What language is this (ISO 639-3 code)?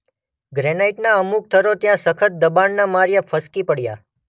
guj